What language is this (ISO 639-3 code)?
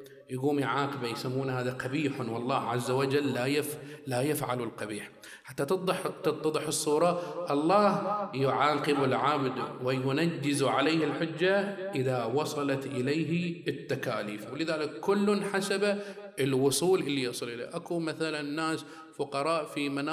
ara